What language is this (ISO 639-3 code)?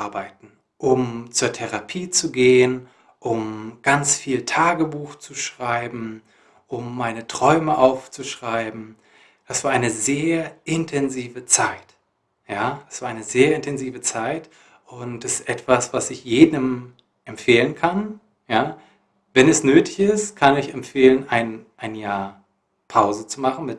deu